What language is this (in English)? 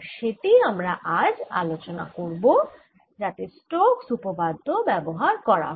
Bangla